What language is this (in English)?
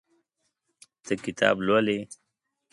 Pashto